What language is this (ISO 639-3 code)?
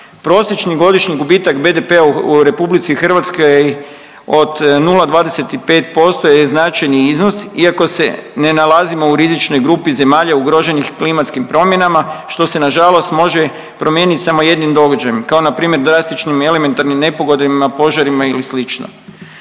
hrv